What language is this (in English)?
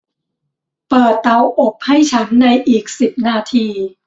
Thai